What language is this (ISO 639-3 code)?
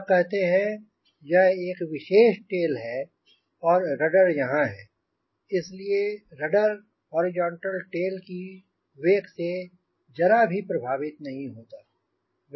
hin